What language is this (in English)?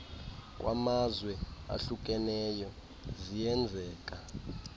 Xhosa